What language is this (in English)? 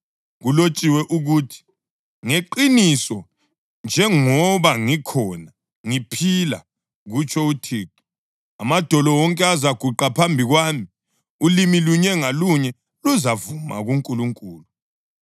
North Ndebele